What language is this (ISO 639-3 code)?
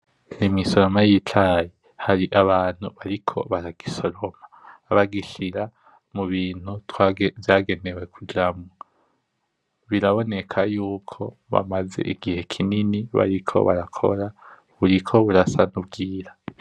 run